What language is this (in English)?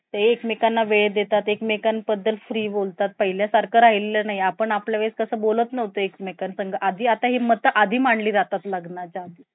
Marathi